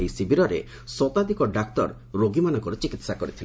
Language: Odia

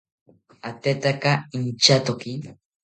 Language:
South Ucayali Ashéninka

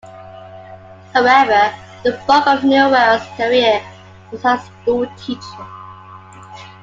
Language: English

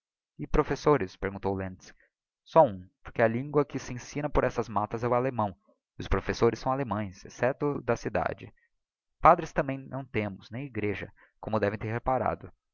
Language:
Portuguese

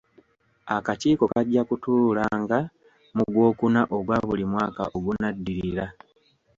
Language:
Ganda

